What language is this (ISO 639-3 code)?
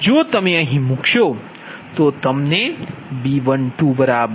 guj